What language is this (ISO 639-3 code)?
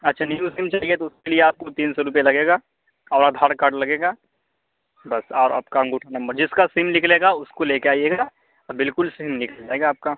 urd